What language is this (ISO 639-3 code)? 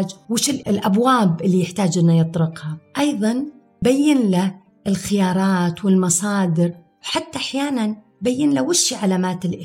ara